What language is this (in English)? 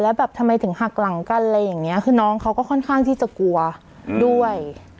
Thai